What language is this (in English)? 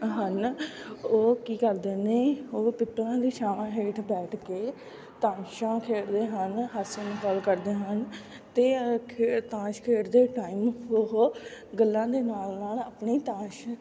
Punjabi